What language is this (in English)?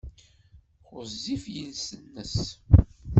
Kabyle